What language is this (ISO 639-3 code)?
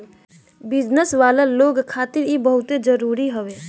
bho